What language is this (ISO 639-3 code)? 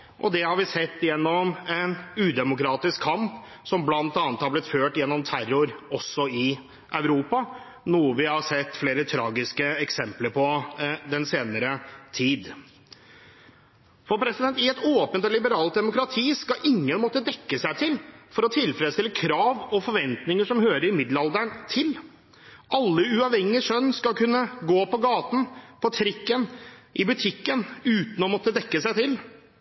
nob